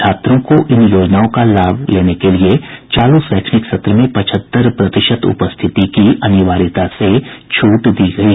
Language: Hindi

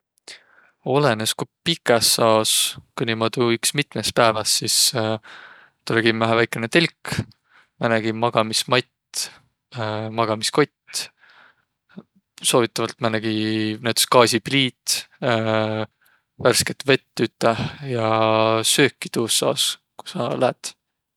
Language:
Võro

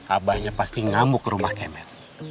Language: Indonesian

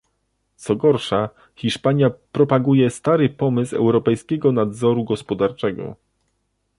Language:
Polish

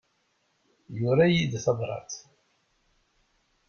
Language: Kabyle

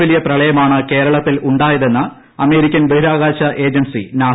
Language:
Malayalam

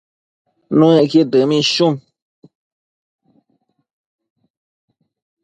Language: Matsés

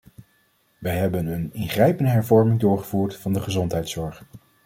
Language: Dutch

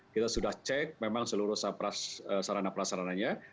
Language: Indonesian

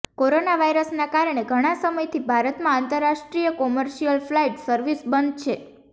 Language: Gujarati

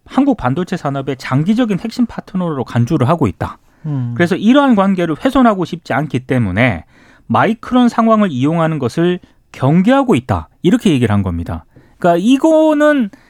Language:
Korean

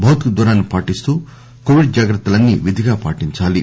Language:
Telugu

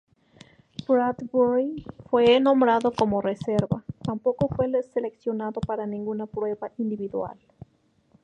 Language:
Spanish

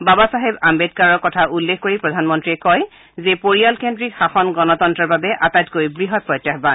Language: Assamese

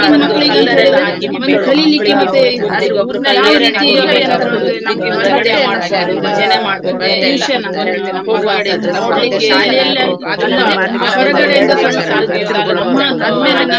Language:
Kannada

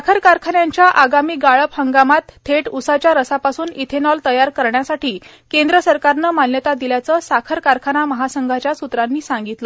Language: Marathi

